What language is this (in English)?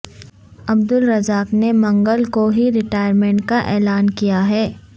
Urdu